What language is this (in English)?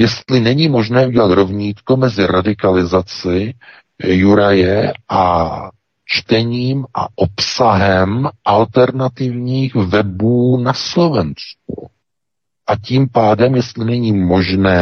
Czech